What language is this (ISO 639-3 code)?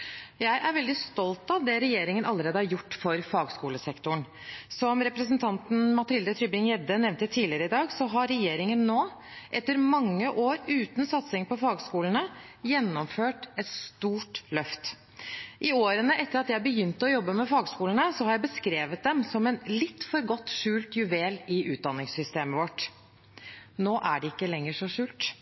nob